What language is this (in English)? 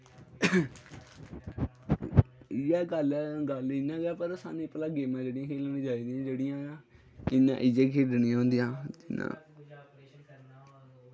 Dogri